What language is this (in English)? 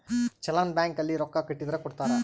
Kannada